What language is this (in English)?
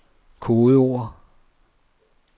Danish